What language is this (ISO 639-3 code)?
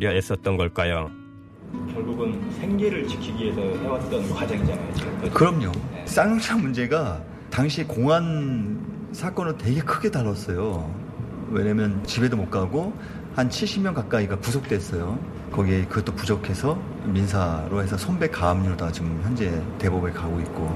kor